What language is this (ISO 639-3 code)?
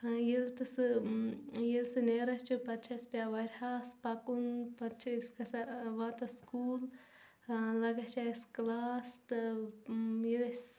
kas